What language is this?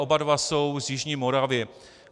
Czech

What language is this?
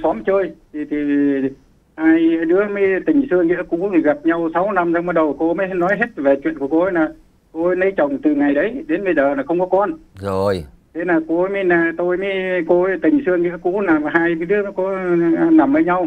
Vietnamese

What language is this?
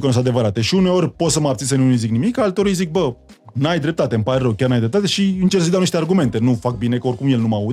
Romanian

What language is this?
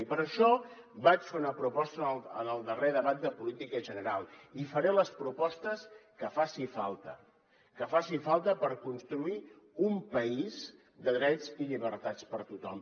Catalan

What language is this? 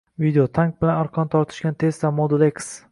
Uzbek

